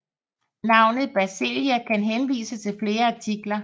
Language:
Danish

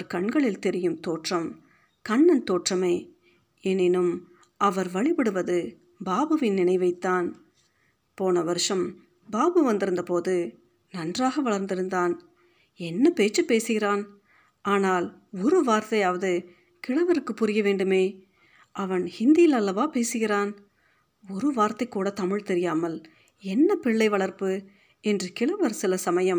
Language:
Tamil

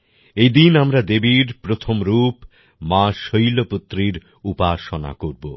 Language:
Bangla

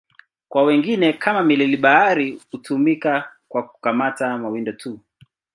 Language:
Swahili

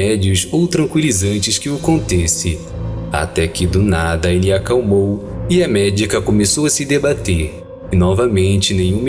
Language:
Portuguese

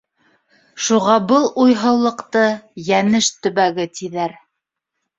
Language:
Bashkir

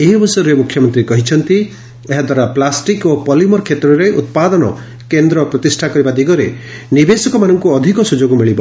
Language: Odia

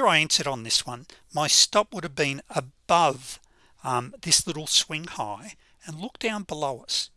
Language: English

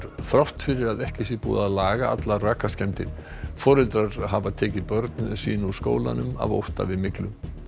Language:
Icelandic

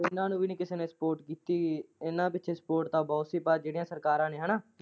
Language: Punjabi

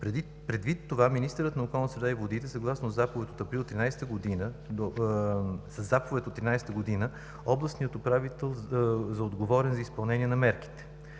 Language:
Bulgarian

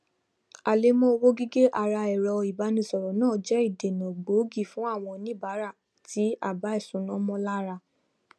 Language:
Yoruba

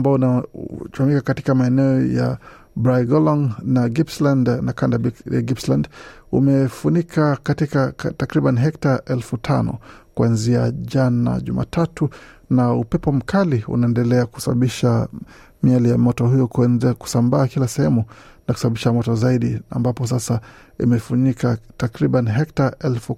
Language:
Swahili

